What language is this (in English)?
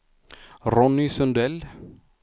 Swedish